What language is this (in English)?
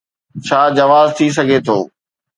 Sindhi